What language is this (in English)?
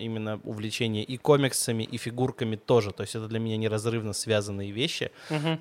Russian